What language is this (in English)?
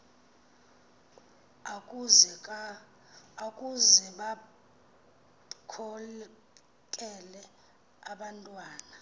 Xhosa